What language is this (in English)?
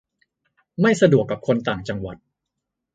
Thai